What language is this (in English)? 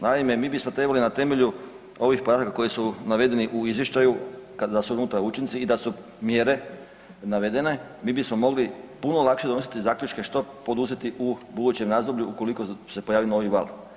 Croatian